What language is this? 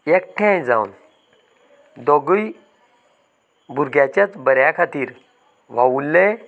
Konkani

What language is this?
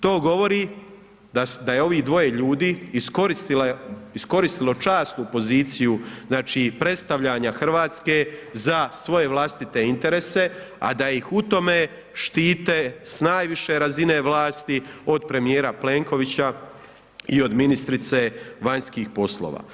Croatian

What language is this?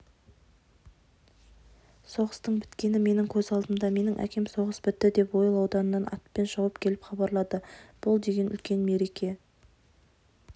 Kazakh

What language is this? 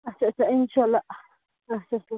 Kashmiri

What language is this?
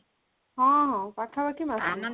Odia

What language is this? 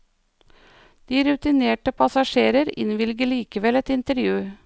Norwegian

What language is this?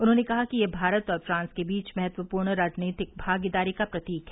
Hindi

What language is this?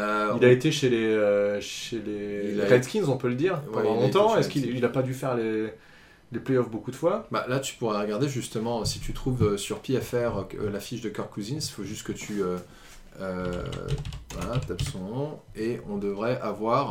French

